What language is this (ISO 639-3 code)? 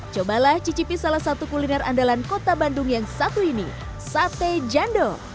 ind